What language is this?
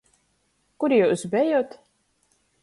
Latgalian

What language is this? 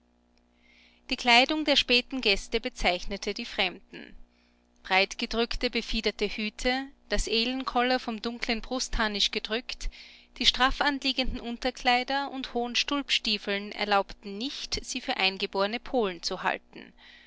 German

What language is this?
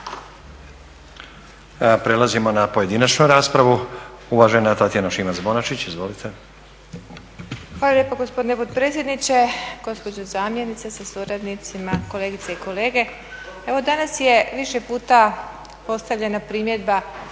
Croatian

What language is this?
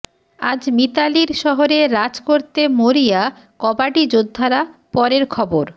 Bangla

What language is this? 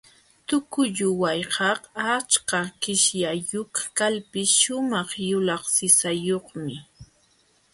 Jauja Wanca Quechua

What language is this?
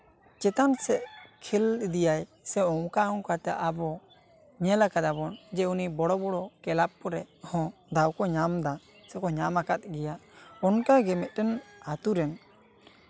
Santali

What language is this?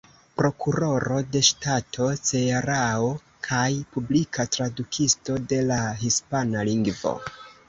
Esperanto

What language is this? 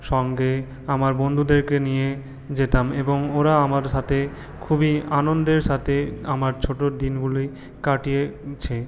Bangla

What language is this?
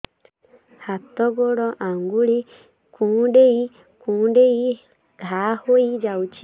Odia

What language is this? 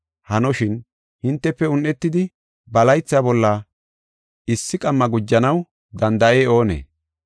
Gofa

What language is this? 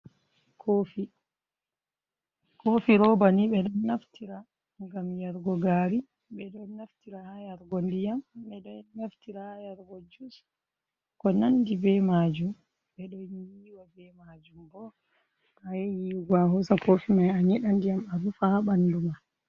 Fula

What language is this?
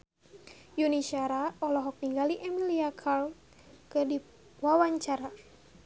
Sundanese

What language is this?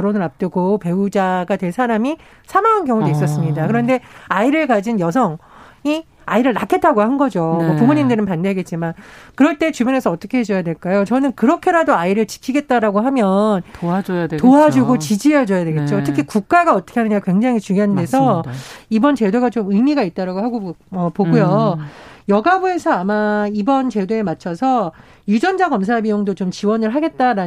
Korean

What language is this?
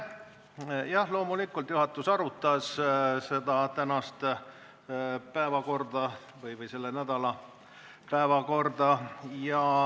Estonian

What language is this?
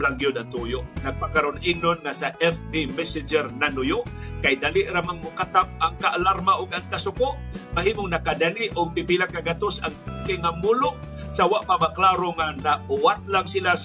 Filipino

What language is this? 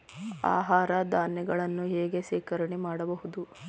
Kannada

